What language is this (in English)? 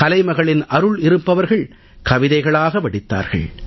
Tamil